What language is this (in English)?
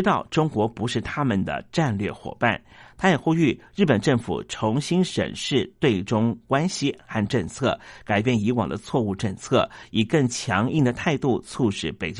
Chinese